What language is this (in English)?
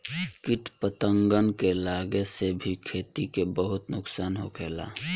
Bhojpuri